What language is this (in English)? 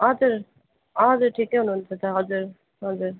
Nepali